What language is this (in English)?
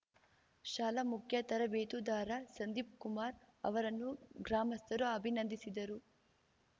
Kannada